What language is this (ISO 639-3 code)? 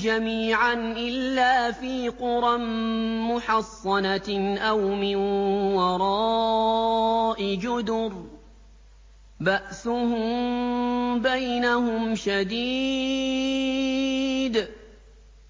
ara